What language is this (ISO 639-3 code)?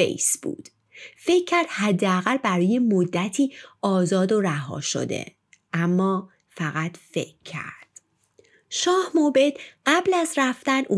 fas